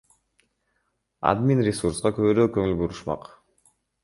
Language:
Kyrgyz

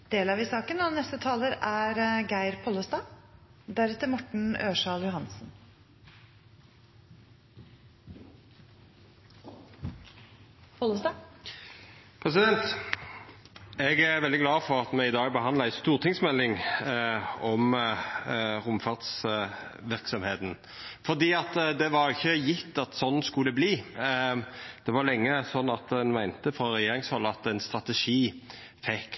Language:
Norwegian Nynorsk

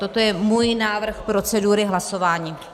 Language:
Czech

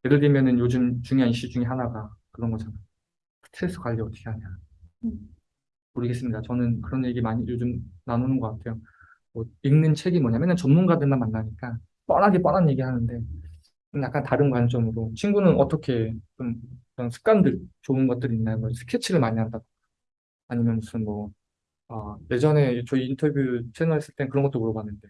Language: Korean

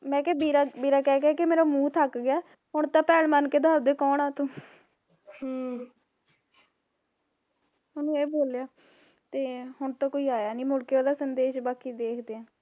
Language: Punjabi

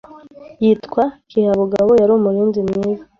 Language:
Kinyarwanda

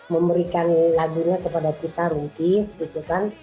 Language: Indonesian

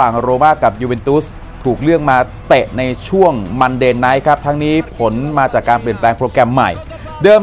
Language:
Thai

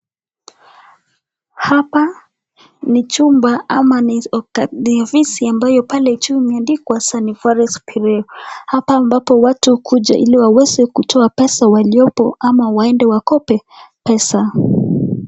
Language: Swahili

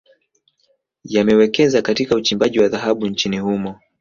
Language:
Swahili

